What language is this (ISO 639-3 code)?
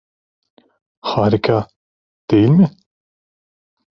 tur